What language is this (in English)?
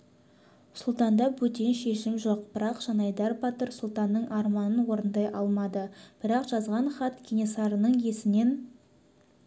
Kazakh